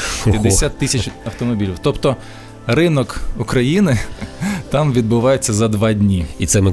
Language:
Ukrainian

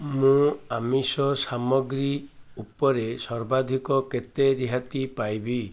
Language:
Odia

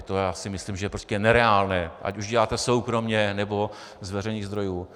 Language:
Czech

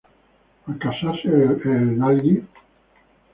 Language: Spanish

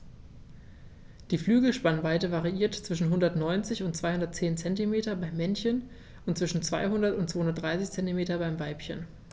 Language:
German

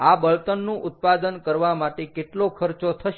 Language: Gujarati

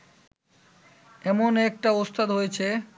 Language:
Bangla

